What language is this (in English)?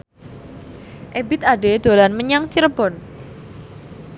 Javanese